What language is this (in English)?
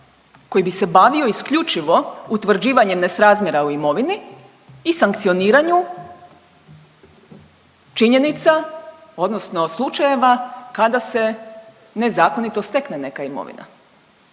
Croatian